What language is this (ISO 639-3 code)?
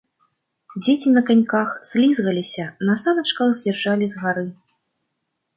bel